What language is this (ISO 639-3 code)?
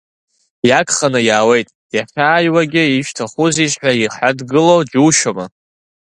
abk